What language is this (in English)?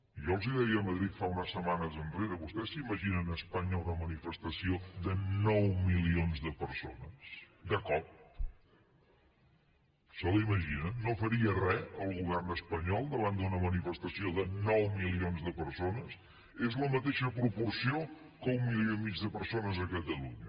Catalan